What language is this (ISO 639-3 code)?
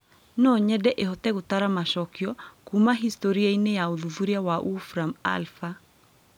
kik